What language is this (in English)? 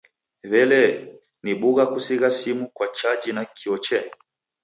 Taita